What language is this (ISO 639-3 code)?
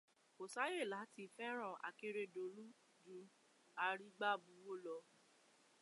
yor